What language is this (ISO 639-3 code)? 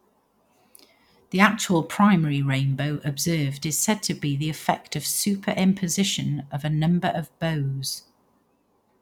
eng